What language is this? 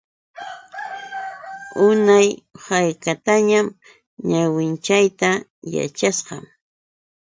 Yauyos Quechua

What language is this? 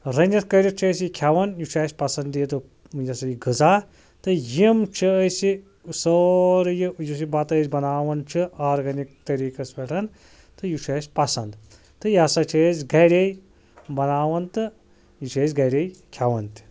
Kashmiri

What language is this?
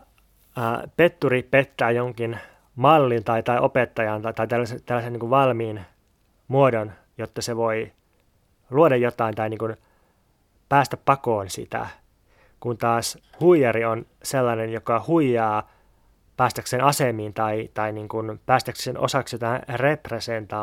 Finnish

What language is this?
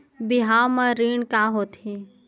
Chhattisgarhi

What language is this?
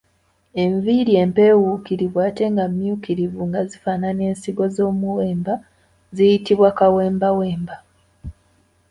Ganda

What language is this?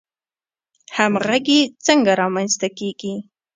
Pashto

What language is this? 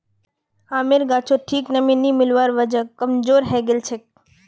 Magahi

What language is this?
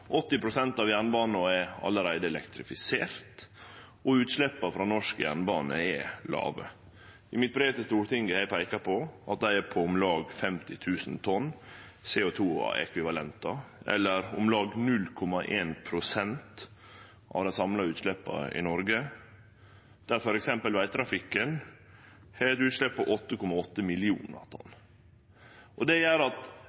Norwegian Nynorsk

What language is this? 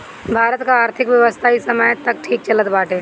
Bhojpuri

